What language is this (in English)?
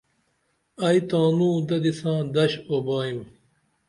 Dameli